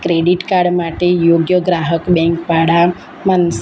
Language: Gujarati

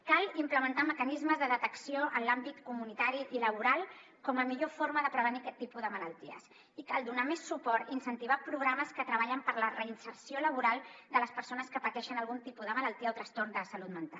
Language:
Catalan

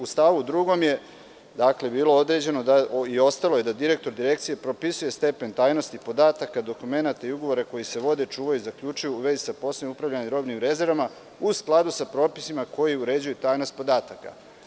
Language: Serbian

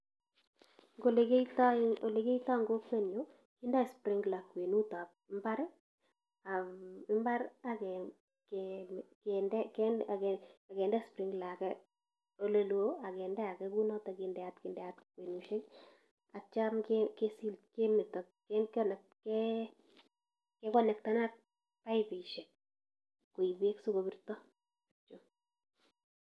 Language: Kalenjin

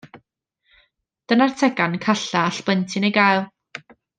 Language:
Welsh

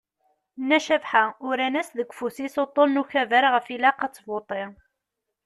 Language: Kabyle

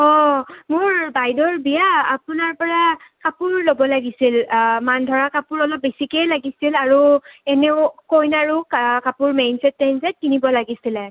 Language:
Assamese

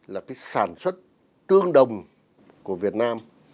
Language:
Vietnamese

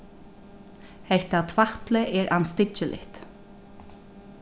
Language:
Faroese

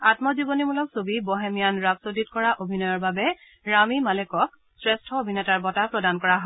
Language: Assamese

